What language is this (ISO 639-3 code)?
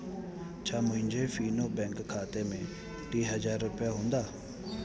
snd